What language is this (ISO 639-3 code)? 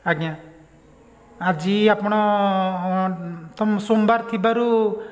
ori